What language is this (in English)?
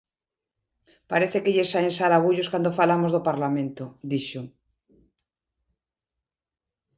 Galician